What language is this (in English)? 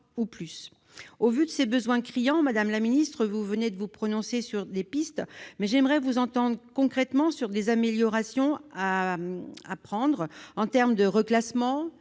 French